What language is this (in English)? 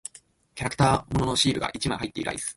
Japanese